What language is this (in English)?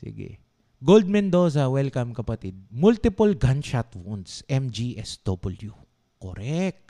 Filipino